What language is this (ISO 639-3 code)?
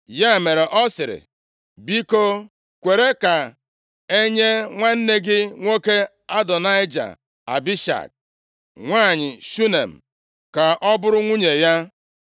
ibo